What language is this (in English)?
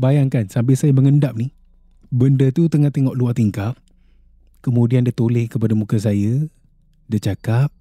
Malay